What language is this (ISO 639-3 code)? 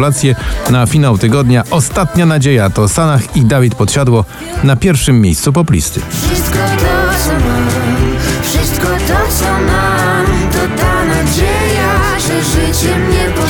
pol